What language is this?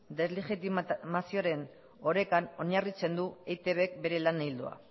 Basque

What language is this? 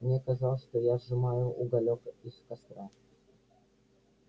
Russian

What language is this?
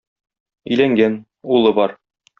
Tatar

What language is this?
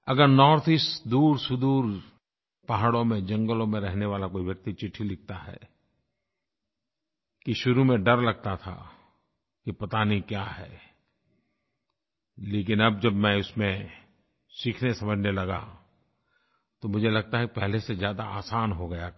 Hindi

